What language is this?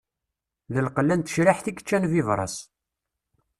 Kabyle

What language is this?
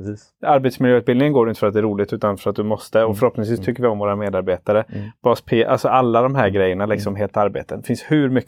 Swedish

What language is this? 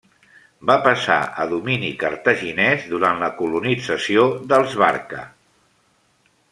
Catalan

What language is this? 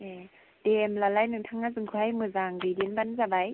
Bodo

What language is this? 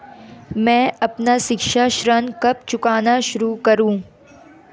Hindi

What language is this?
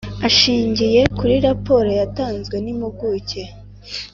Kinyarwanda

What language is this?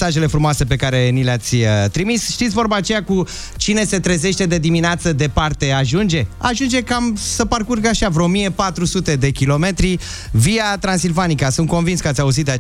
Romanian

